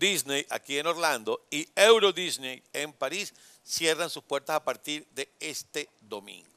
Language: Spanish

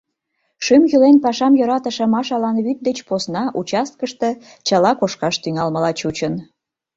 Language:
Mari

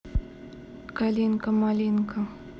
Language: Russian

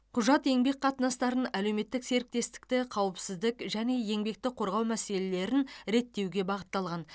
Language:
Kazakh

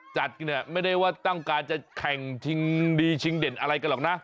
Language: Thai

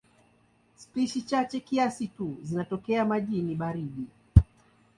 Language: Swahili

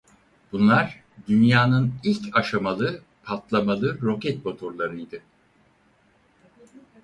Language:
Turkish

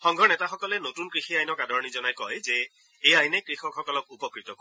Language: Assamese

